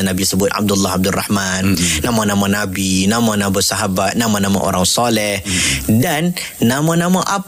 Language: Malay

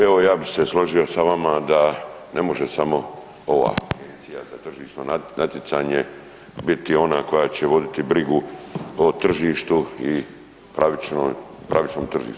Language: Croatian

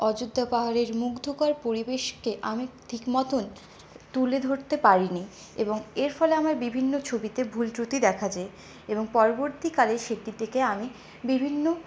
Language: Bangla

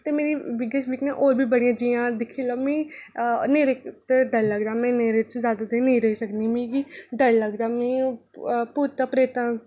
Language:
Dogri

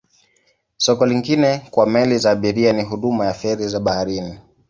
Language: Swahili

